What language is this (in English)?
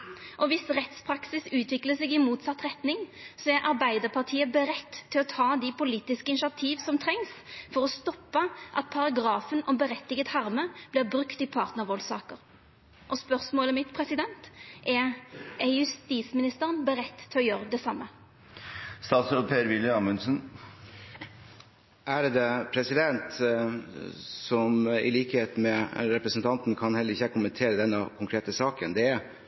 Norwegian